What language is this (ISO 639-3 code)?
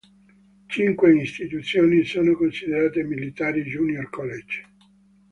ita